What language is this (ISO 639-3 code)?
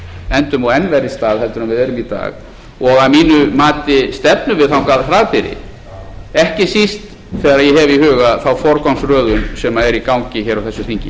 isl